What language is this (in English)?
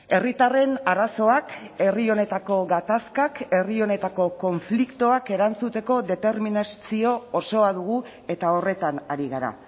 Basque